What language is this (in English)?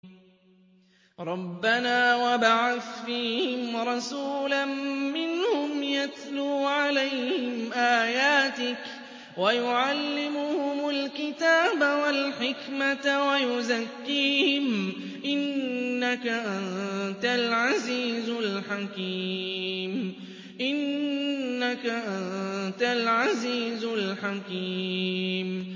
Arabic